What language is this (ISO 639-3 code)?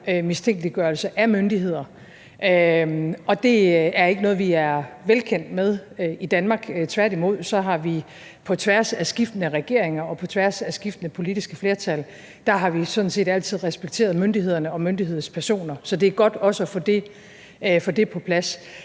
dan